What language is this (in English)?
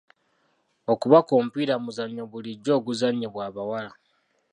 Ganda